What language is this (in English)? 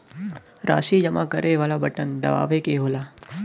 Bhojpuri